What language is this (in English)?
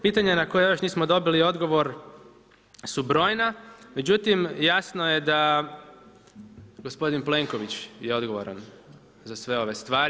Croatian